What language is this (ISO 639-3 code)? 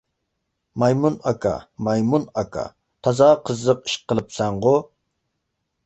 uig